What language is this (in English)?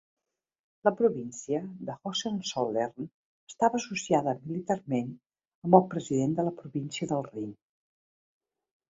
Catalan